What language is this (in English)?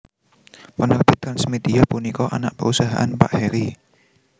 Javanese